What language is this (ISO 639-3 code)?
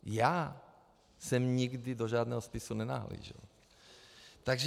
ces